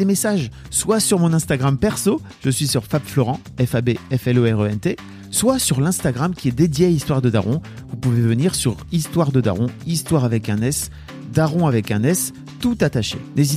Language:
French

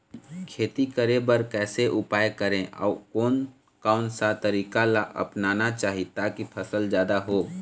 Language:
Chhattisgarhi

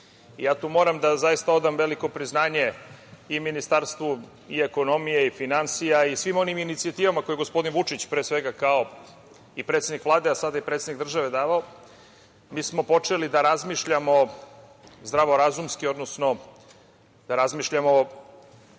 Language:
Serbian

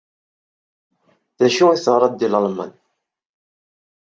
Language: Kabyle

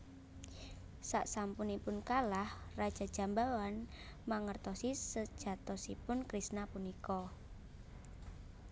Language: Javanese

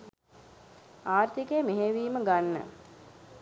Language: Sinhala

